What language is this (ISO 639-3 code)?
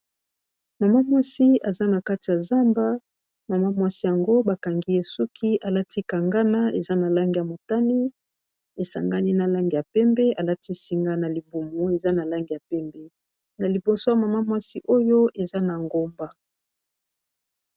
lin